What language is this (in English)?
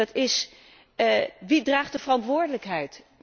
Dutch